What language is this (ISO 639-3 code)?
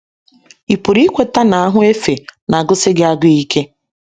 ibo